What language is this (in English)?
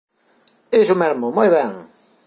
Galician